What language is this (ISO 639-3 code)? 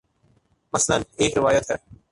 urd